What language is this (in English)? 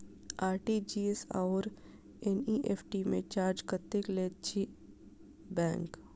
Maithili